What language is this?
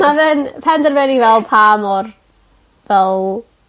Welsh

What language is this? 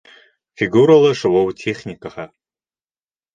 Bashkir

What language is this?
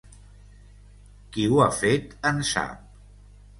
Catalan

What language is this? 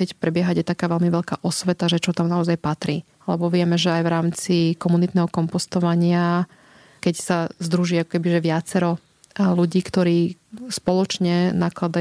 Slovak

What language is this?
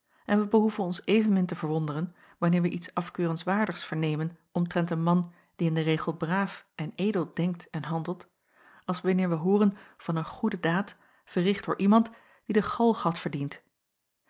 Dutch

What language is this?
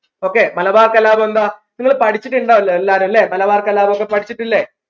Malayalam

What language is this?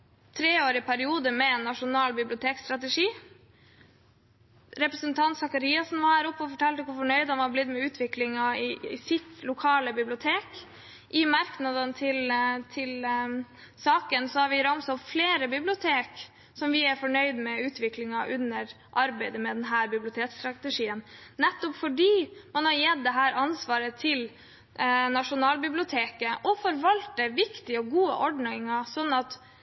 Norwegian Bokmål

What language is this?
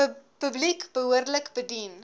Afrikaans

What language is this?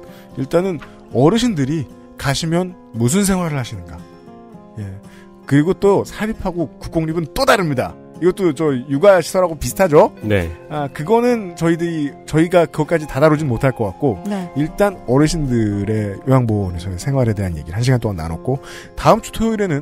Korean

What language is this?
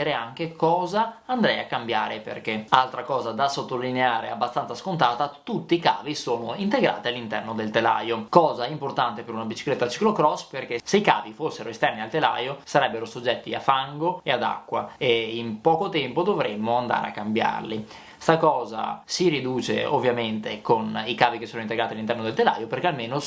Italian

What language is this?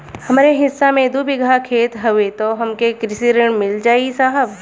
Bhojpuri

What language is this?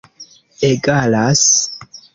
Esperanto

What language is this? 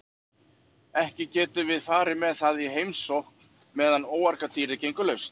Icelandic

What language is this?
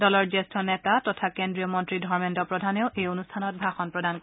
Assamese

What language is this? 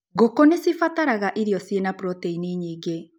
Kikuyu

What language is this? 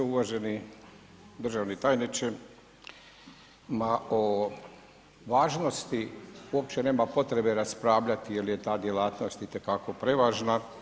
Croatian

